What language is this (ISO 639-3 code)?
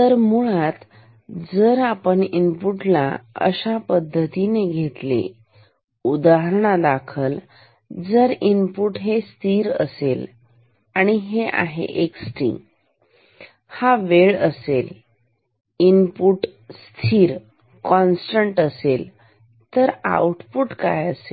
mar